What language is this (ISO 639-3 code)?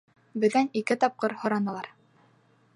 bak